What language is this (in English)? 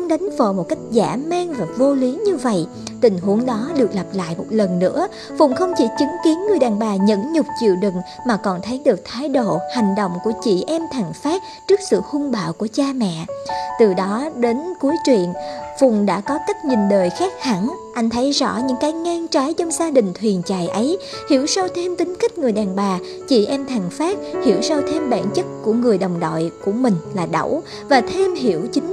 Vietnamese